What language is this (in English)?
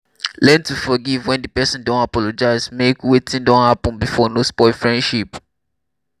Nigerian Pidgin